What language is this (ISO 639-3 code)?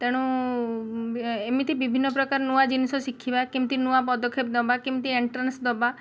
ori